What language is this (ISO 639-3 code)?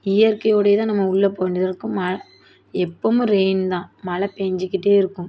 tam